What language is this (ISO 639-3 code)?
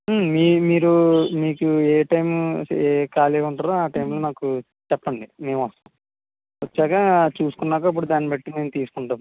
tel